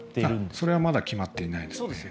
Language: Japanese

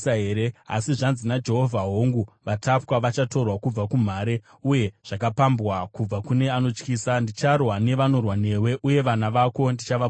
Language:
Shona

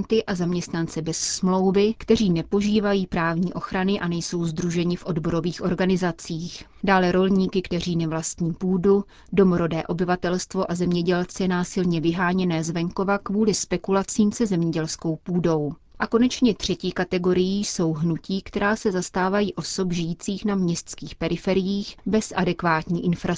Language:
Czech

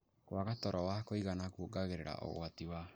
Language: Kikuyu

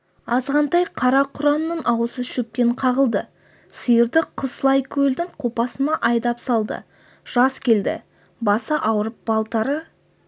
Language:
Kazakh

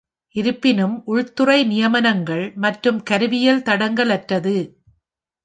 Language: Tamil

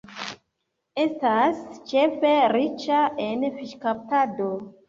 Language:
Esperanto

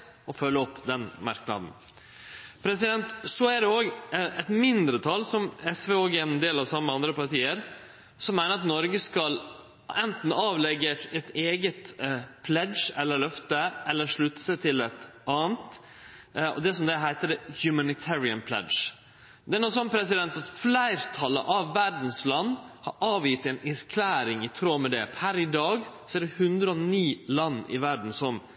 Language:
Norwegian Nynorsk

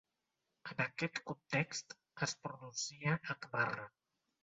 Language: Catalan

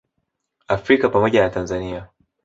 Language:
Swahili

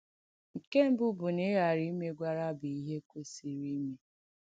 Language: Igbo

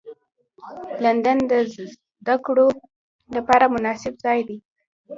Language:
Pashto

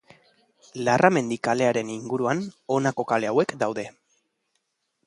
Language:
Basque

